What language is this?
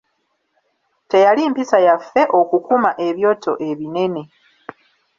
Ganda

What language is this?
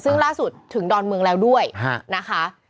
Thai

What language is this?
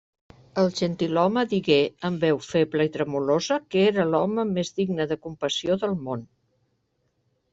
Catalan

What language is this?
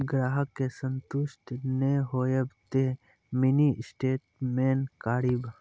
Maithili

